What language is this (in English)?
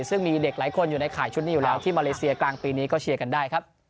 Thai